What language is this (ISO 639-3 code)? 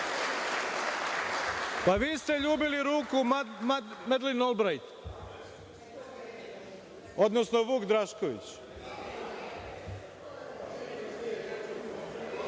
srp